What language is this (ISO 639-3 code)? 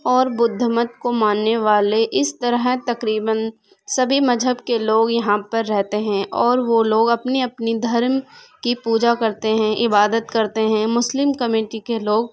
urd